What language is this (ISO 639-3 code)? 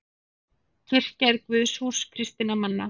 isl